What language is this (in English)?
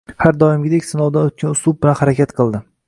Uzbek